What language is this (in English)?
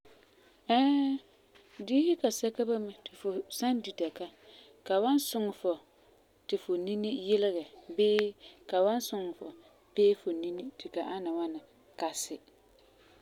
Frafra